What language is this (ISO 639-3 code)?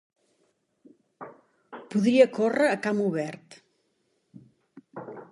cat